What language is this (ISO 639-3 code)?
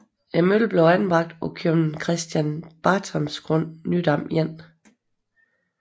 dan